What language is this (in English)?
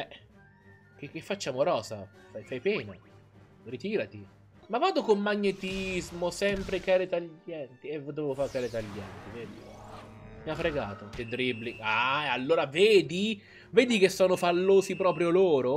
Italian